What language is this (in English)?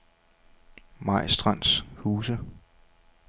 Danish